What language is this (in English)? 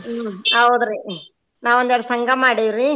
Kannada